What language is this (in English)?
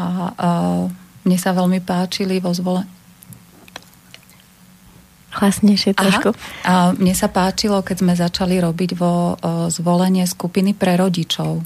Slovak